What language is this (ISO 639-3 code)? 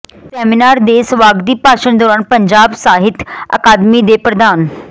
pan